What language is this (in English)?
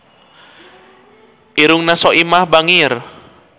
Sundanese